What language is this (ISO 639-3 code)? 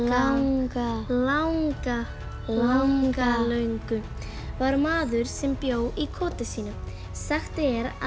isl